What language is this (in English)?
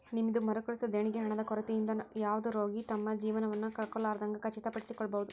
Kannada